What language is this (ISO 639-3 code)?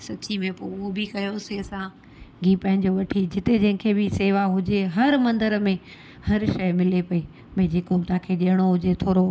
snd